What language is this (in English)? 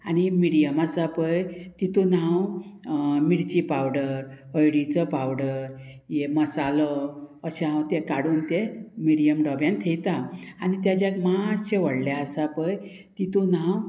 Konkani